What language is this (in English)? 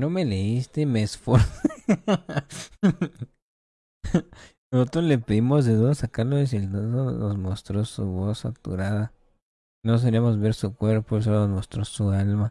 Spanish